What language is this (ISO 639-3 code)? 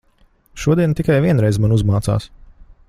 lav